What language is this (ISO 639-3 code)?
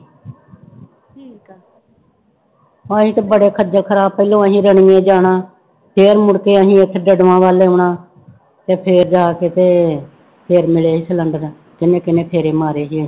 pan